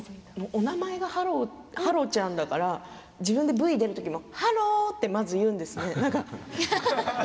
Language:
Japanese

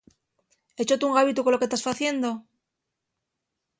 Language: Asturian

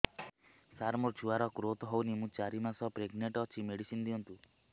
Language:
Odia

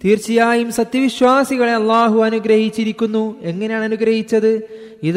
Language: Malayalam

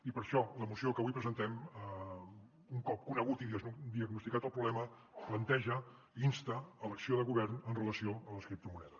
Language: Catalan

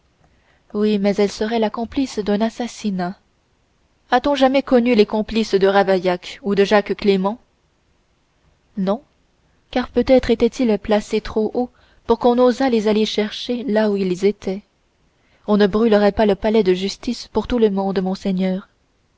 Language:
French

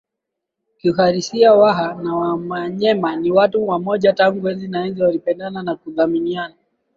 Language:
Swahili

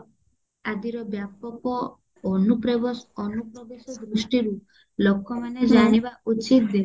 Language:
Odia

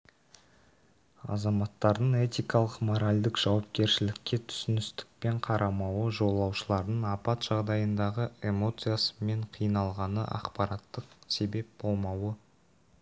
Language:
Kazakh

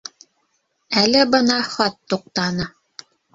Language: Bashkir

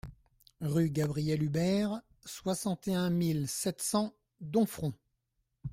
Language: French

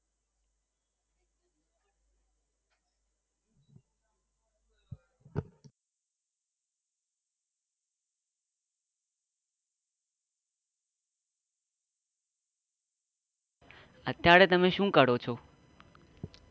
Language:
Gujarati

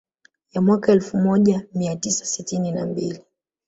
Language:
Swahili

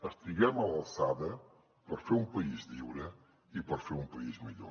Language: Catalan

